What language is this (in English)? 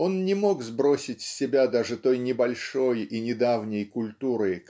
Russian